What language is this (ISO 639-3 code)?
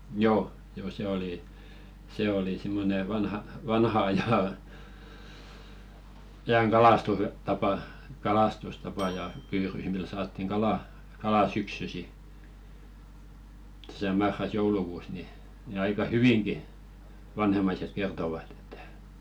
fin